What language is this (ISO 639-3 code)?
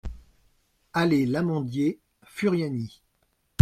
fra